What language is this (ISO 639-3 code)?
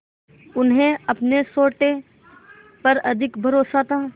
hin